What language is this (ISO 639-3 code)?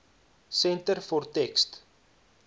afr